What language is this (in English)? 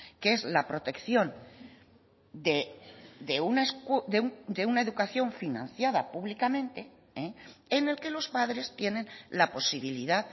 Spanish